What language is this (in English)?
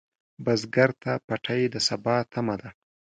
Pashto